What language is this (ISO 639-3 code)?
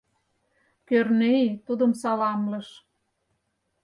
chm